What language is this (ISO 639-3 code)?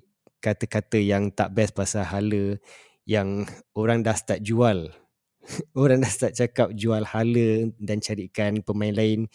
msa